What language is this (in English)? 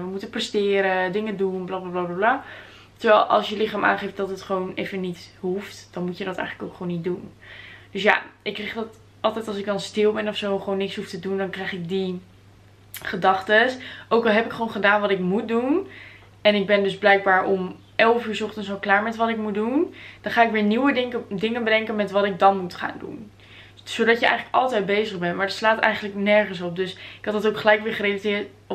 Dutch